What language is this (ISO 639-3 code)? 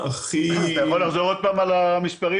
heb